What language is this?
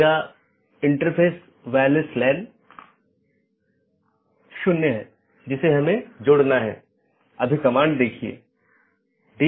Hindi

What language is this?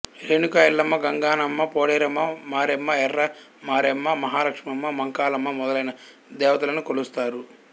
Telugu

